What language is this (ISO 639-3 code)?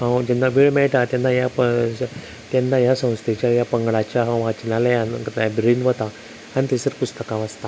kok